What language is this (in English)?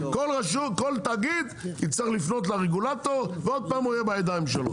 Hebrew